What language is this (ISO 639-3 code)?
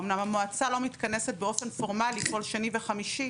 heb